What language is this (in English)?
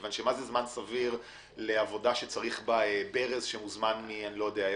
Hebrew